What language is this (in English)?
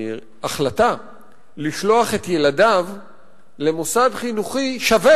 Hebrew